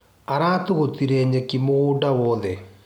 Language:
Kikuyu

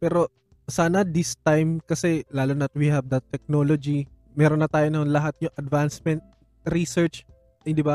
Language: Filipino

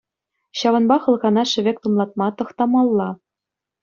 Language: Chuvash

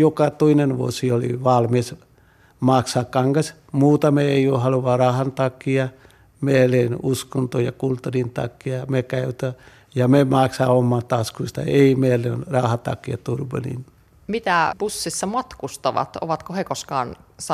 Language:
Finnish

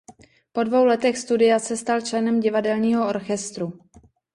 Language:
Czech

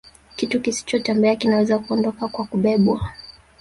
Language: Swahili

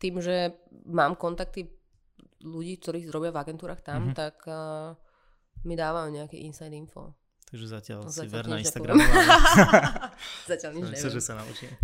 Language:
Slovak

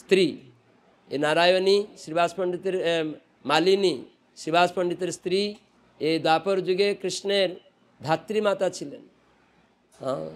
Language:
Bangla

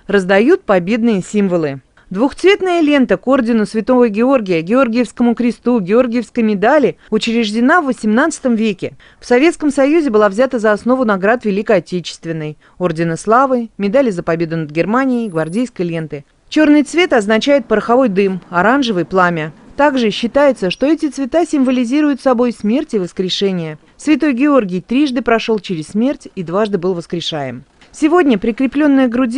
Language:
Russian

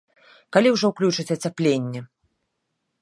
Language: Belarusian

